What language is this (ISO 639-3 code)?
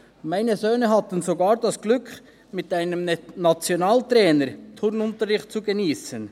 gsw